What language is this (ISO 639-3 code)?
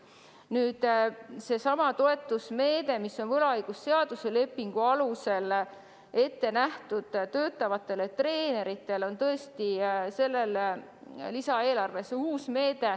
est